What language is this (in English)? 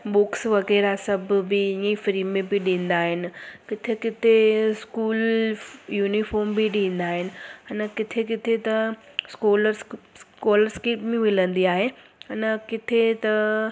Sindhi